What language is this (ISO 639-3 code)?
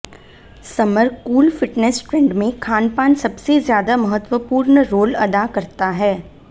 hin